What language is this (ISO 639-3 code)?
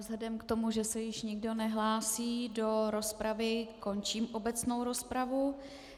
ces